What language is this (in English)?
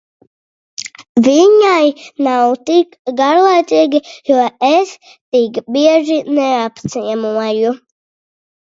Latvian